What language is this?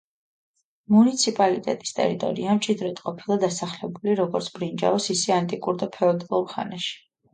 Georgian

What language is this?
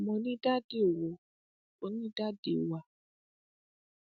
Yoruba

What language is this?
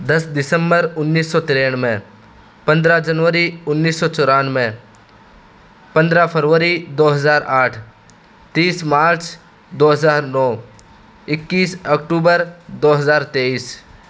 Urdu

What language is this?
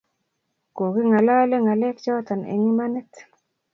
Kalenjin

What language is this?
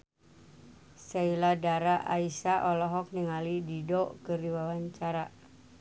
Sundanese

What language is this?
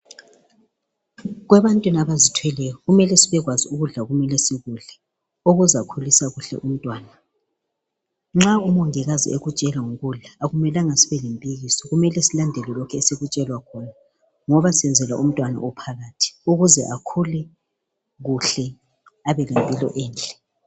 North Ndebele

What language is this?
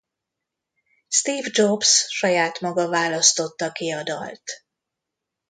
Hungarian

